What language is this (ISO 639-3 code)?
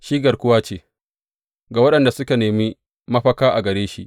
hau